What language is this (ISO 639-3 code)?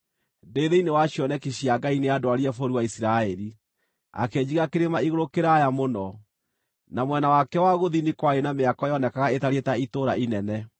kik